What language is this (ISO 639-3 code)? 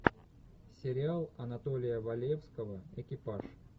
rus